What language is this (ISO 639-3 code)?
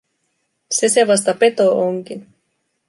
fin